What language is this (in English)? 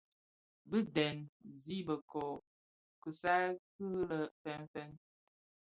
Bafia